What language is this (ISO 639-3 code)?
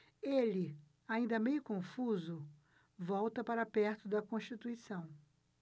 por